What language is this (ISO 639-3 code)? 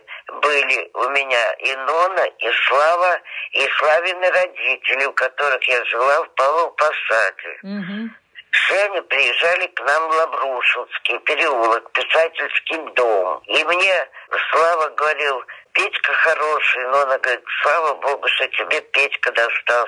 rus